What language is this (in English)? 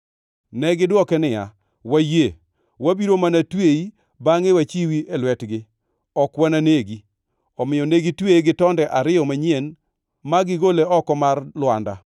Luo (Kenya and Tanzania)